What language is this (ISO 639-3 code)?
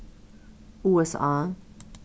fao